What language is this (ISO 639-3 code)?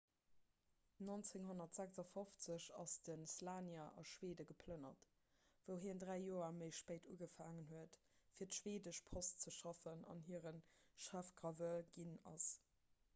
ltz